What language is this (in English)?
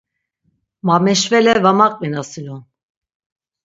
Laz